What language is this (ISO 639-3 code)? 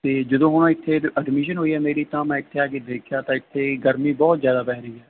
pan